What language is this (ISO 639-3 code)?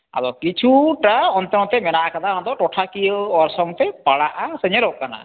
sat